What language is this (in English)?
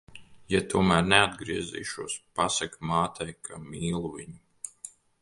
Latvian